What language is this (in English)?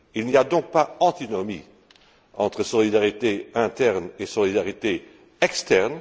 French